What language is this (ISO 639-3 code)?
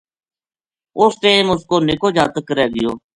gju